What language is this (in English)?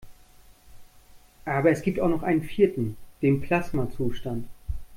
German